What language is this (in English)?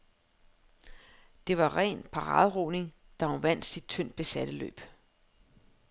Danish